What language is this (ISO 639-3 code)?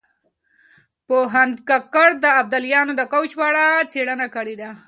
pus